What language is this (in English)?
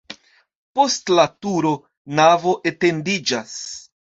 Esperanto